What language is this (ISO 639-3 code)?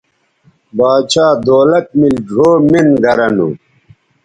btv